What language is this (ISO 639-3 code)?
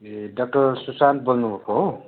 nep